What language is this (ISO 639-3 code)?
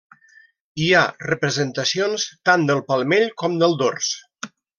cat